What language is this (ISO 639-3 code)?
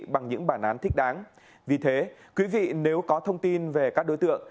vie